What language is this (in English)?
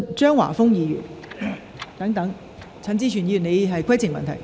Cantonese